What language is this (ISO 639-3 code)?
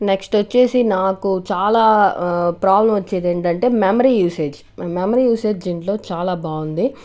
tel